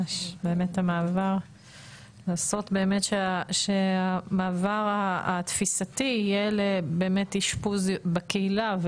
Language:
Hebrew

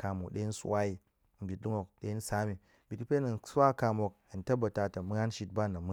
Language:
Goemai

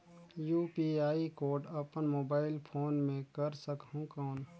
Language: Chhattisgarhi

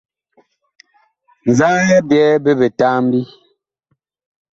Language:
Bakoko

